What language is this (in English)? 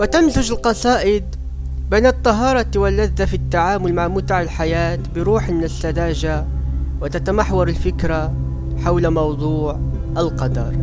Arabic